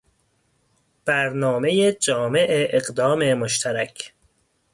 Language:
Persian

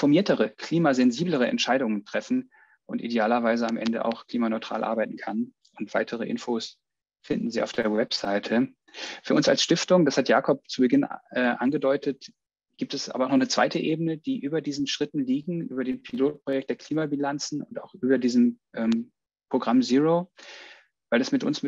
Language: German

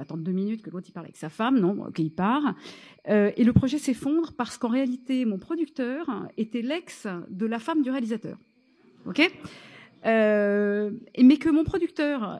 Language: French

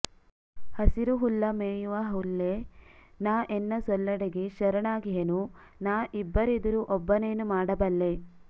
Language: Kannada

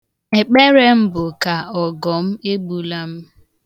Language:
Igbo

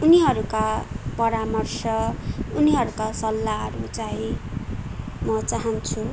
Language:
Nepali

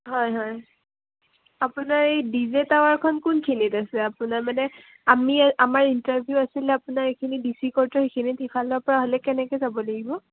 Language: Assamese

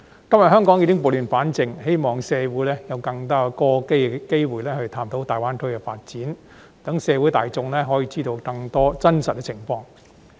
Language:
Cantonese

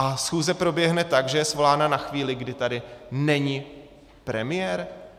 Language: Czech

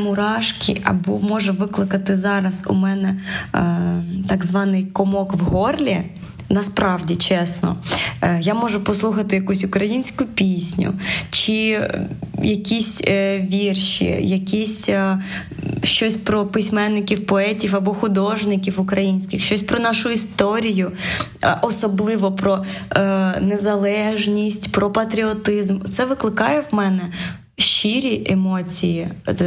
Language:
Ukrainian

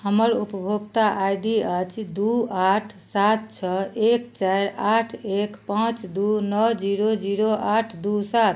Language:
Maithili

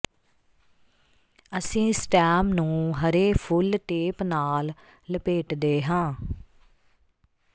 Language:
Punjabi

